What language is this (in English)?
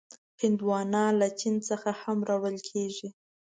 Pashto